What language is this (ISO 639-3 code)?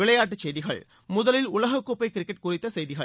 tam